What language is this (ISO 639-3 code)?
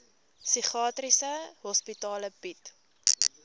afr